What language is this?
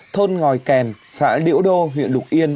Vietnamese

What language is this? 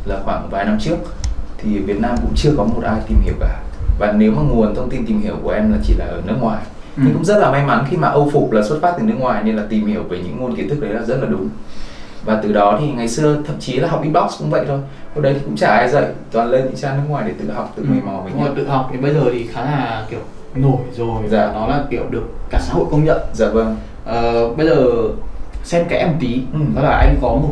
Vietnamese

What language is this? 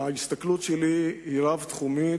Hebrew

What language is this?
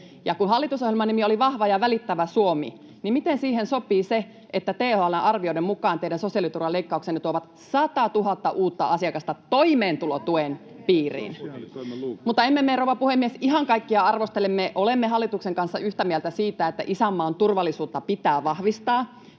Finnish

